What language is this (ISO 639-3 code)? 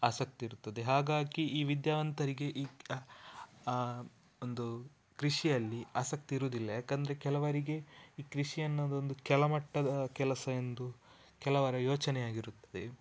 kan